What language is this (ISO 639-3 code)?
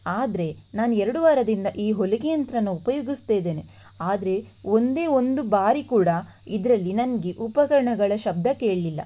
kan